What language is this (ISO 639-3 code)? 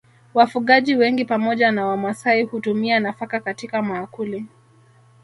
swa